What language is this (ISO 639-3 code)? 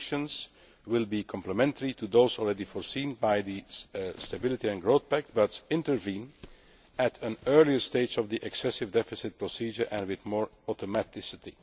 eng